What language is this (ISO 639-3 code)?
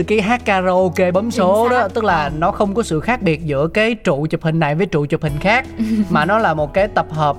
vie